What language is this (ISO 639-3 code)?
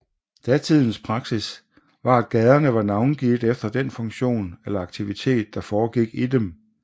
dan